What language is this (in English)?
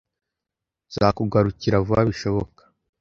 Kinyarwanda